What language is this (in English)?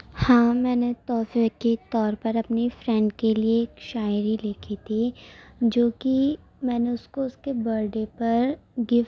Urdu